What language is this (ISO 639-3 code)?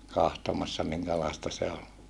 fin